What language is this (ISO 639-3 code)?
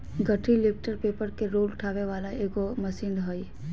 mag